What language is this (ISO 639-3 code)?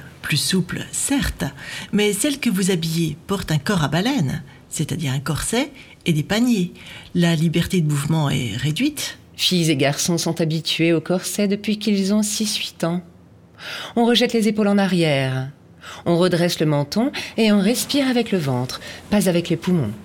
fra